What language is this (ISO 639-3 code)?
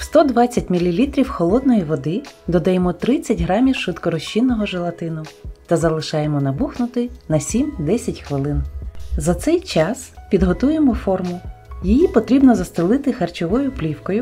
ukr